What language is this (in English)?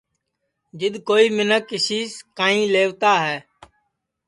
Sansi